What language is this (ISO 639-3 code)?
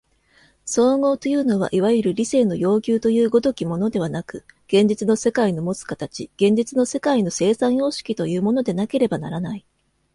jpn